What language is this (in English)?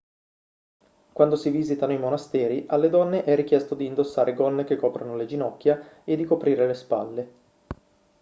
Italian